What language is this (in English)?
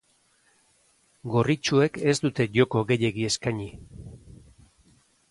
Basque